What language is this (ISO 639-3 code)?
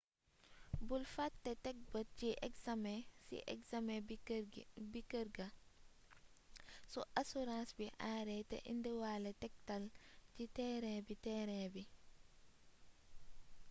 wol